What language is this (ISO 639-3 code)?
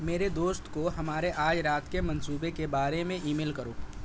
urd